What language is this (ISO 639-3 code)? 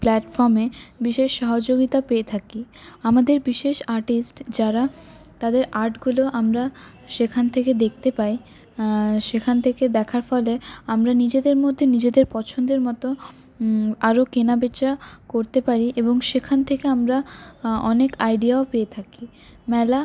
ben